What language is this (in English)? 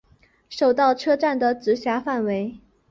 Chinese